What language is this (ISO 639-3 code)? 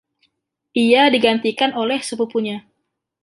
ind